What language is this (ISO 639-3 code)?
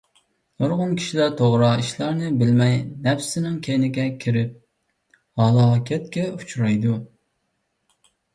uig